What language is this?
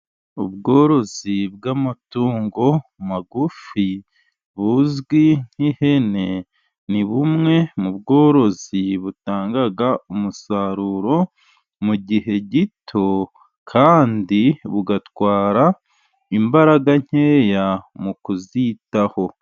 Kinyarwanda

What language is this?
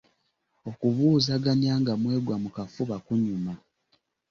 Ganda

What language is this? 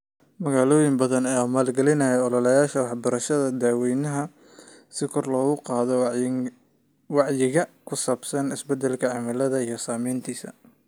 Somali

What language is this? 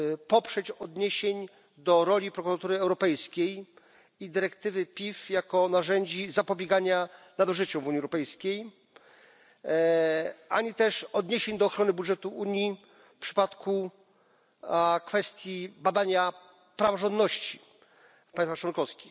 Polish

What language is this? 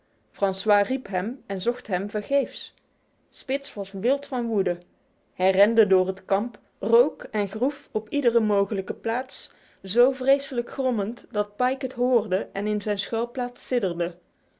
Dutch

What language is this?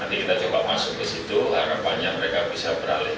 Indonesian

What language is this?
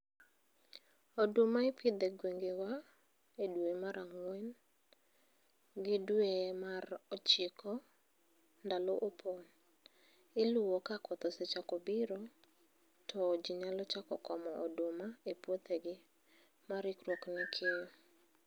Luo (Kenya and Tanzania)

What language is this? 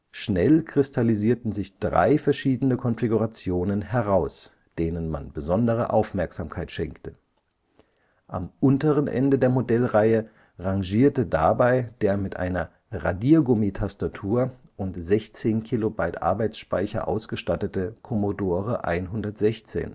German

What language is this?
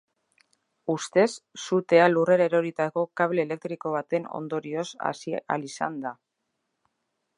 Basque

